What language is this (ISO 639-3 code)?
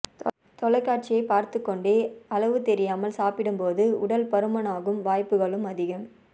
tam